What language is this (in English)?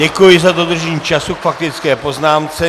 Czech